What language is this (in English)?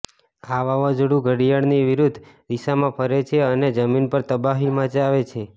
Gujarati